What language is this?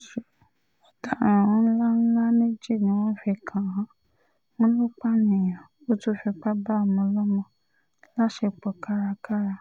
Yoruba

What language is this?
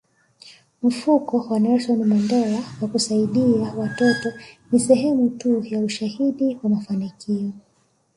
Swahili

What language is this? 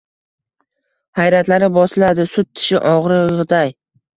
Uzbek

